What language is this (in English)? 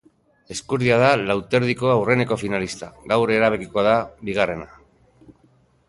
Basque